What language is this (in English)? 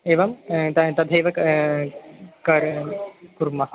Sanskrit